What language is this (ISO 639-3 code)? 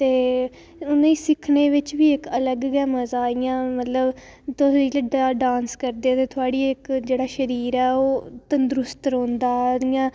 doi